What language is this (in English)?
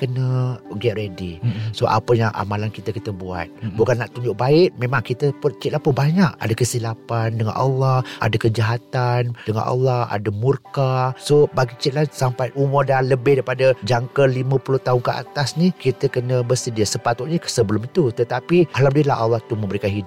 Malay